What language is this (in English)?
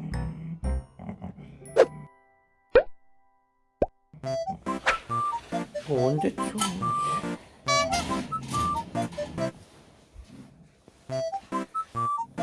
Korean